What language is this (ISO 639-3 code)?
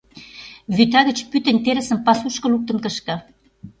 chm